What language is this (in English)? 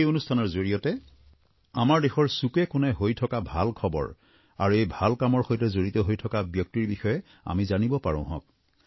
Assamese